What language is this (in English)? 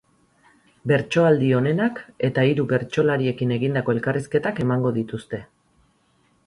Basque